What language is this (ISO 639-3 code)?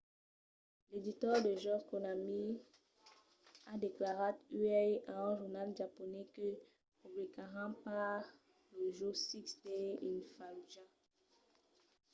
oci